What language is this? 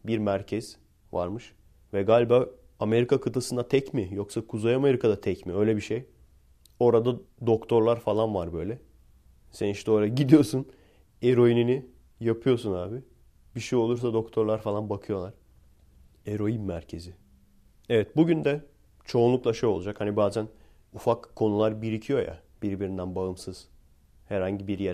Turkish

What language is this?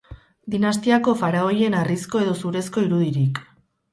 Basque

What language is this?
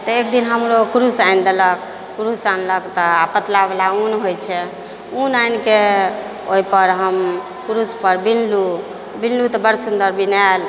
Maithili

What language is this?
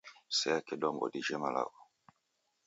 Taita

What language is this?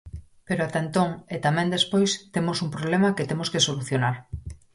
Galician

